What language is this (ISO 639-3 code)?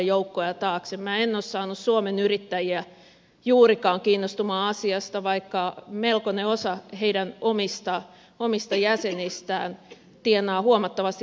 fin